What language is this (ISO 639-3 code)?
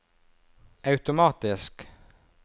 nor